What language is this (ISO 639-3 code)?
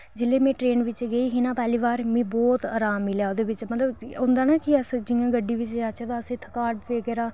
doi